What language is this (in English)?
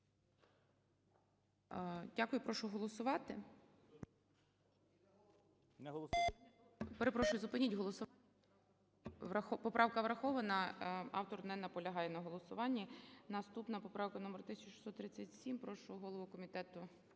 Ukrainian